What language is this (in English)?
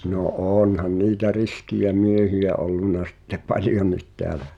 Finnish